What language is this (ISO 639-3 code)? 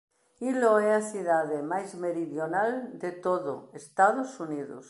glg